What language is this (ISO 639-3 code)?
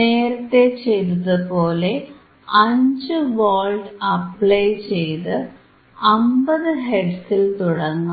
mal